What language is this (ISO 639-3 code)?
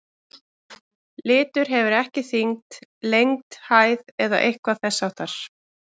isl